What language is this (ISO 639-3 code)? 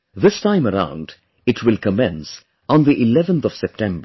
eng